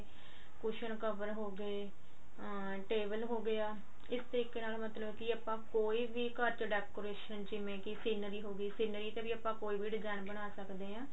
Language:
Punjabi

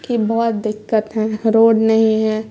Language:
Urdu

